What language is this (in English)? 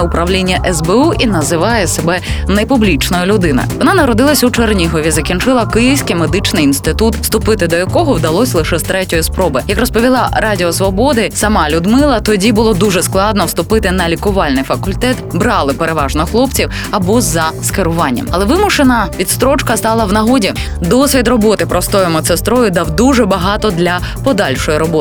Ukrainian